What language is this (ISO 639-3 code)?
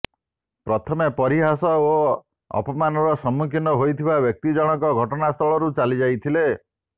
ori